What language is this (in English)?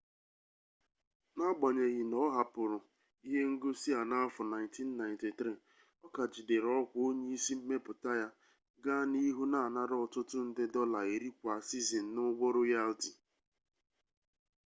Igbo